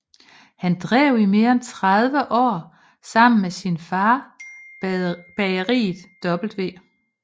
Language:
Danish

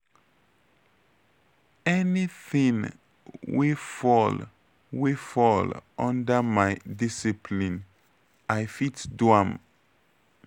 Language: Nigerian Pidgin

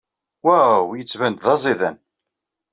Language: Kabyle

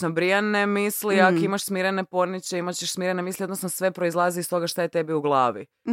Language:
Croatian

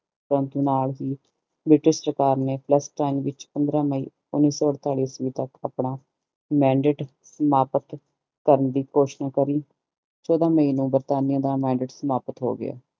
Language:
Punjabi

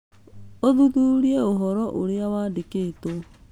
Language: Kikuyu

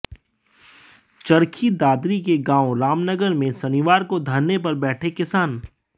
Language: Hindi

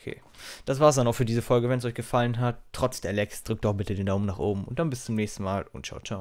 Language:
German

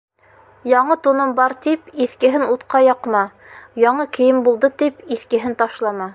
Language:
Bashkir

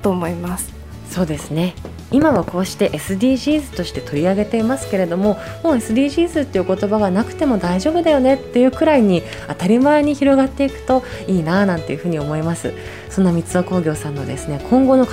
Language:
Japanese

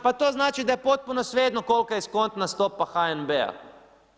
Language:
Croatian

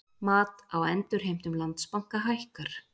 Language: Icelandic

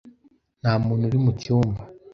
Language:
Kinyarwanda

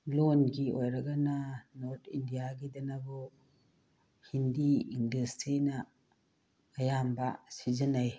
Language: Manipuri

